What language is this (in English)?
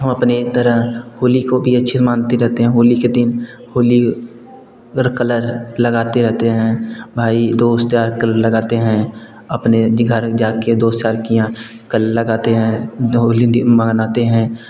Hindi